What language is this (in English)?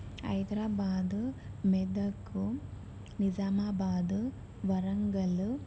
Telugu